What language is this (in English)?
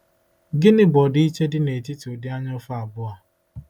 Igbo